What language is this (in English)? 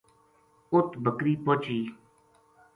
Gujari